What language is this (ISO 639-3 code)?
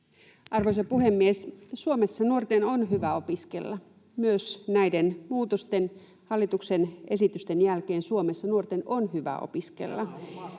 fin